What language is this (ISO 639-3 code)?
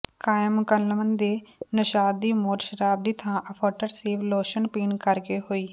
pan